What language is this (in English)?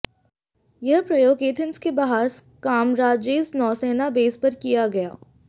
Hindi